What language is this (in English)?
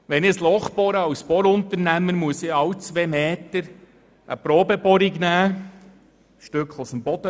Swiss German